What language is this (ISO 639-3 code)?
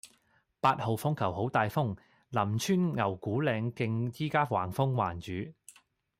yue